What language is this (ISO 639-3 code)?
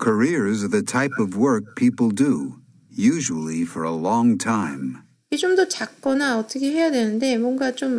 kor